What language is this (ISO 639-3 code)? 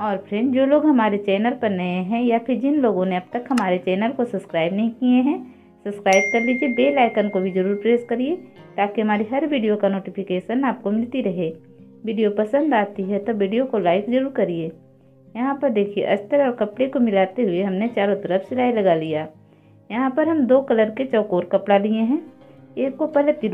hin